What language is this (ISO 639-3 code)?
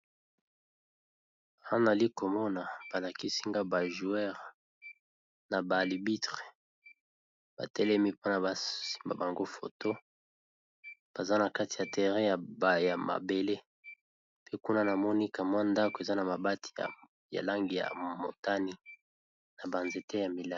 lin